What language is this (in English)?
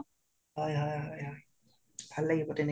Assamese